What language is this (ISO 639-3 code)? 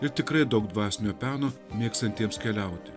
lit